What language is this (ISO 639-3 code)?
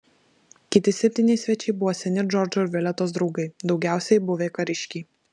lit